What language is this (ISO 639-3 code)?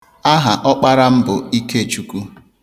ibo